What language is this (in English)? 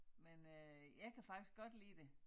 Danish